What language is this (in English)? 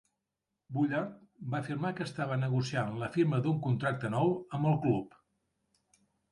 Catalan